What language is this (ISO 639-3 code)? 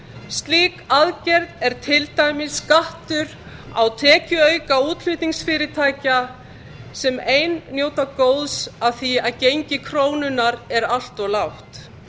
isl